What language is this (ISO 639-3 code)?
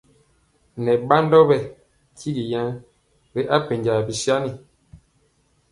mcx